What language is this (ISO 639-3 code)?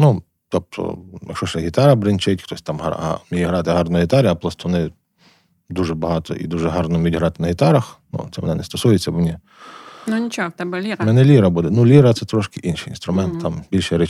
ukr